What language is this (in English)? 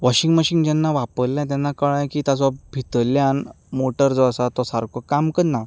Konkani